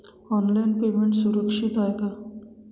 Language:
Marathi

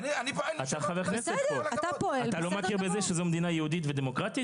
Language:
Hebrew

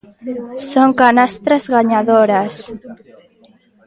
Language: Galician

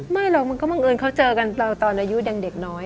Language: Thai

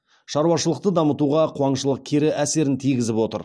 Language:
Kazakh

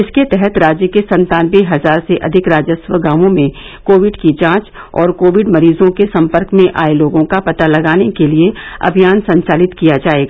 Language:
Hindi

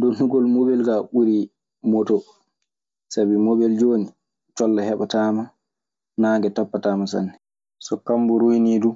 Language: Maasina Fulfulde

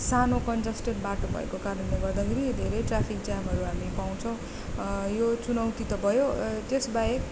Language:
Nepali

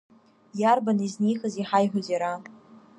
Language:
Abkhazian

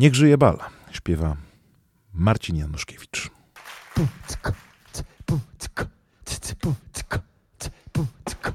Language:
Polish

